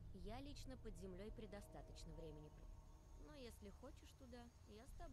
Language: Russian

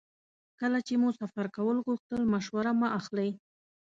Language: Pashto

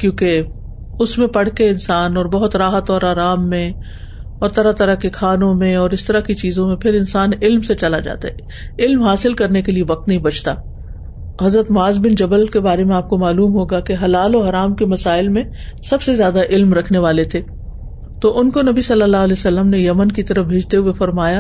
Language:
Urdu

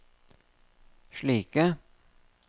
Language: Norwegian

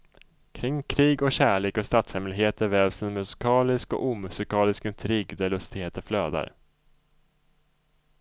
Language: Swedish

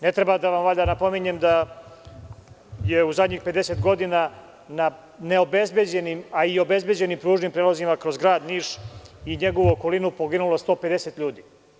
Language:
Serbian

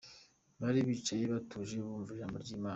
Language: Kinyarwanda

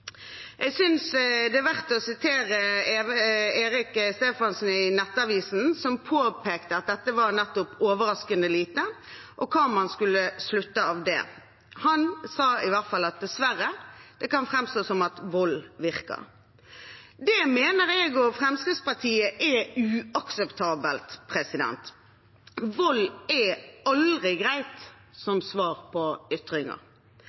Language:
Norwegian Bokmål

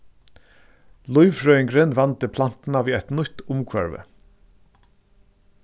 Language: Faroese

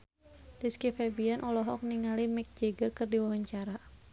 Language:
Sundanese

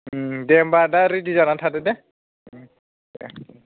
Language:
Bodo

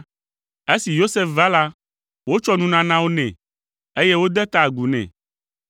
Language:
Ewe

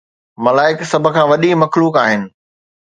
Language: Sindhi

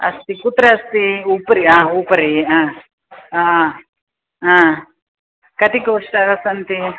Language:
Sanskrit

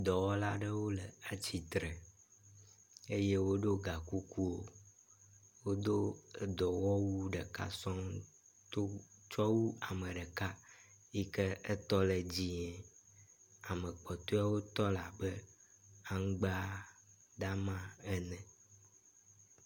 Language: Ewe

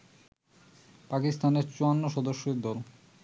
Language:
Bangla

